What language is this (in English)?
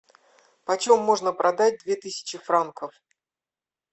Russian